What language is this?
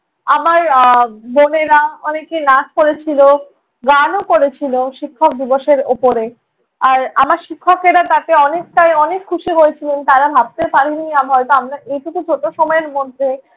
Bangla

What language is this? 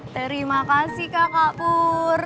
Indonesian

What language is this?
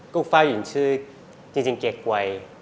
Thai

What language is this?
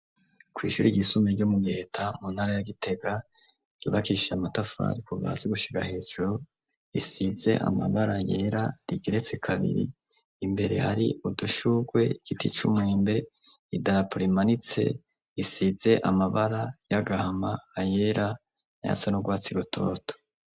Rundi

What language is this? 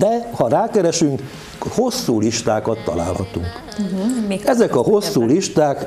Hungarian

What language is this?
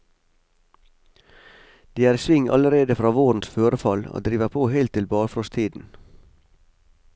Norwegian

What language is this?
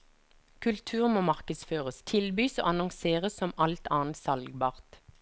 Norwegian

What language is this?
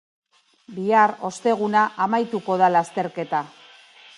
Basque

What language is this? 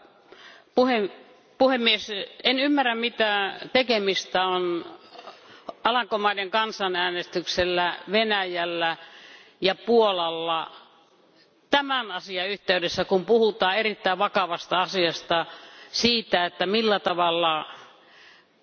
Finnish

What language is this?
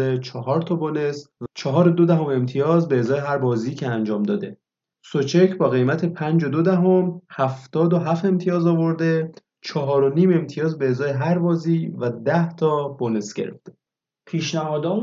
Persian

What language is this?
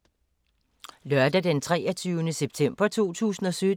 Danish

